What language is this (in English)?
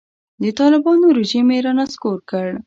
Pashto